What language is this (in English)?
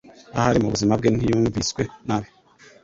Kinyarwanda